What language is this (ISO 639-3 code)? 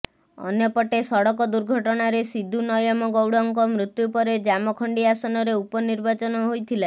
ori